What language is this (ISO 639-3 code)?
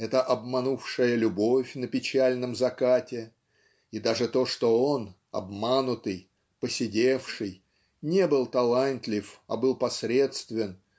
rus